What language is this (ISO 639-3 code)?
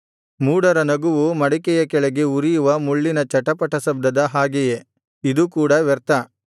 kan